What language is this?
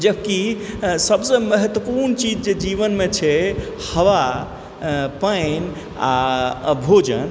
Maithili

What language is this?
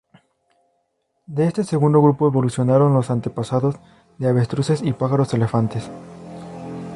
Spanish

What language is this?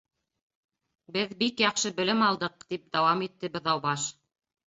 Bashkir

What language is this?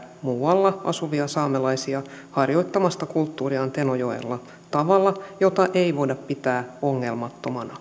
Finnish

